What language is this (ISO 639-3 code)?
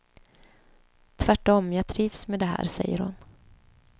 swe